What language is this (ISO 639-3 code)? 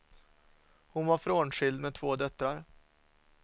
swe